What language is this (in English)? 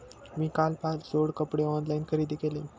Marathi